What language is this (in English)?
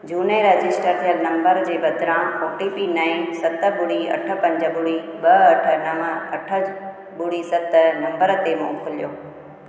Sindhi